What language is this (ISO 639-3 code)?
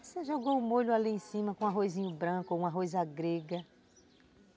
por